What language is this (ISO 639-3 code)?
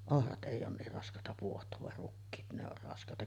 fin